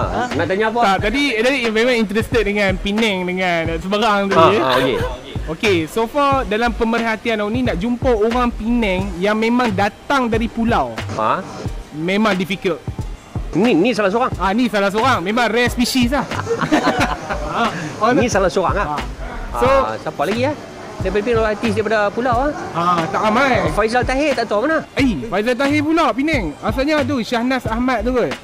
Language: Malay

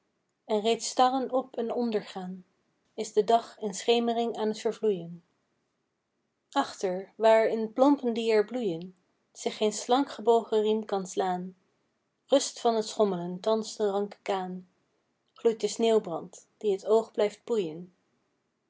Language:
Dutch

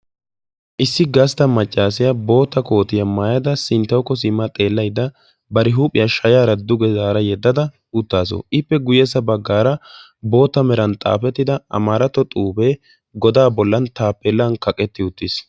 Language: Wolaytta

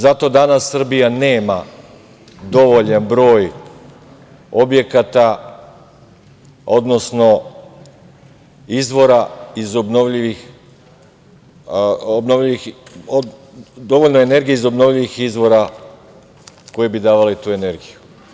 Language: Serbian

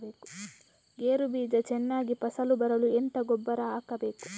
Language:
Kannada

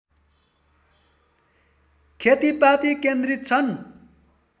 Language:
Nepali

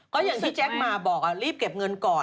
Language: Thai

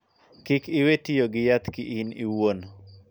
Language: Luo (Kenya and Tanzania)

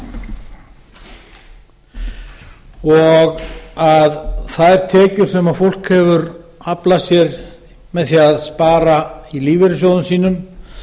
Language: Icelandic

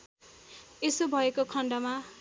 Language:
Nepali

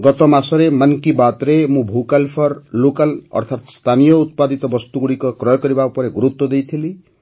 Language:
Odia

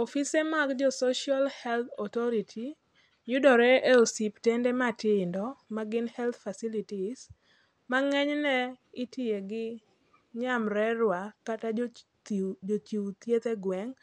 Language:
Luo (Kenya and Tanzania)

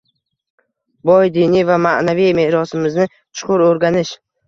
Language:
Uzbek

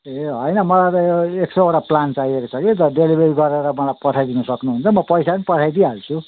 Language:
Nepali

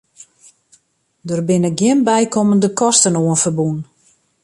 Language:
Western Frisian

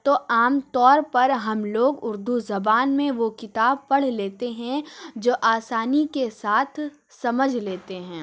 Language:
Urdu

